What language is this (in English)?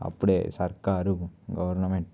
Telugu